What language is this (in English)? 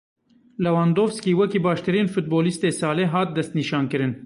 Kurdish